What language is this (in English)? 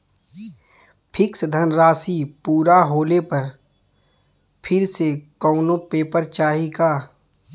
Bhojpuri